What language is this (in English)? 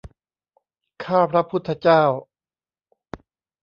Thai